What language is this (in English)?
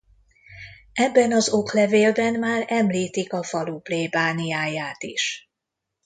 Hungarian